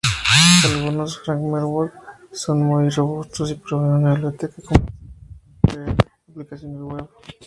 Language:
Spanish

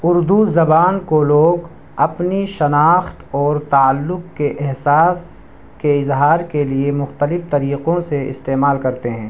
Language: Urdu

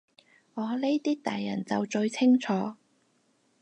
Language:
Cantonese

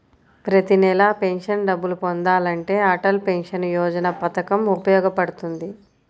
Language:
Telugu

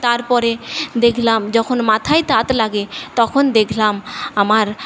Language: Bangla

